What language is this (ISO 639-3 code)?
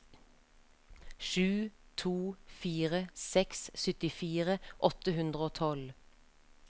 nor